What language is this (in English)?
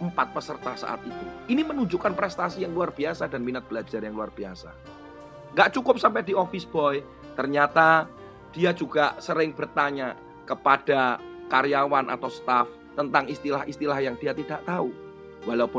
Indonesian